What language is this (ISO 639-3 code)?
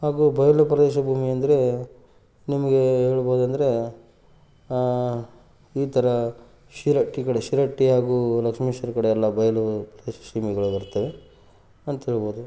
kan